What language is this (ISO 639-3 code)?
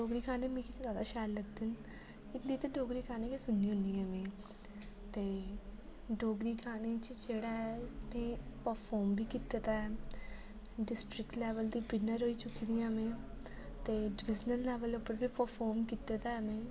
doi